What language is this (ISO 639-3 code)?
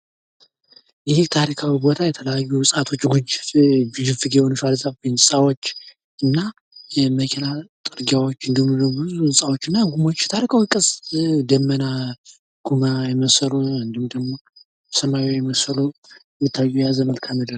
amh